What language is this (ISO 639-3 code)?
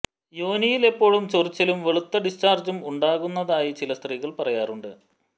mal